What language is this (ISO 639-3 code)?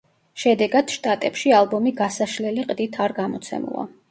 kat